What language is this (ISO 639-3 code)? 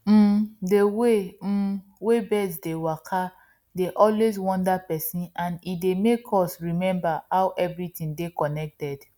pcm